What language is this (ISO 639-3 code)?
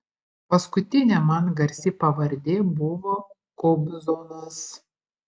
lit